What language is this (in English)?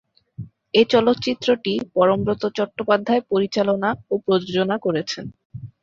Bangla